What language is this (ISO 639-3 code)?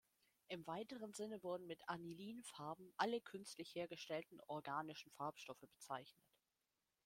deu